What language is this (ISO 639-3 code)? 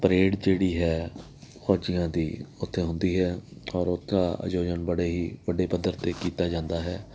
pan